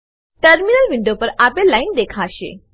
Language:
Gujarati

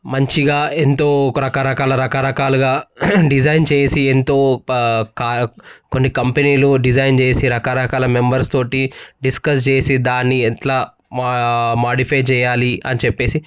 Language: Telugu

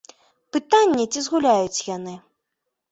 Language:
Belarusian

